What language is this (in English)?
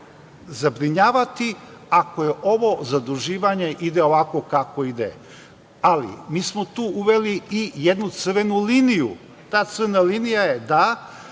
Serbian